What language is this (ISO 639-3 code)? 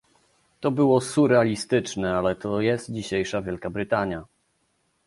pol